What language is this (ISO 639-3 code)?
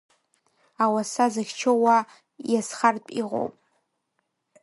abk